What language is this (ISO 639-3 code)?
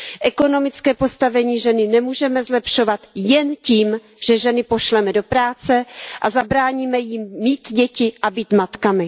ces